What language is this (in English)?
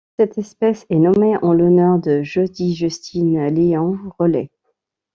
French